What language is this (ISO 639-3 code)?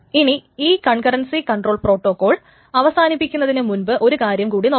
mal